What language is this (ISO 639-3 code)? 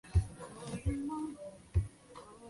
zho